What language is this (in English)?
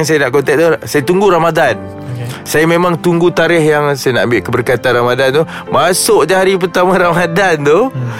Malay